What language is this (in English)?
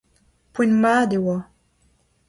Breton